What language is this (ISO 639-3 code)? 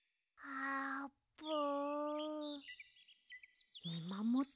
jpn